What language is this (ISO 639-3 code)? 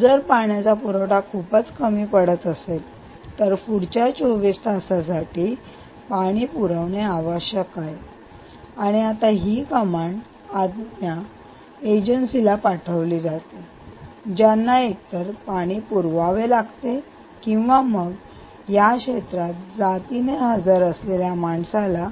mar